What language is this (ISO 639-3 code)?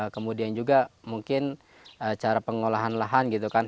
ind